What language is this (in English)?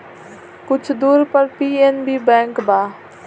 Bhojpuri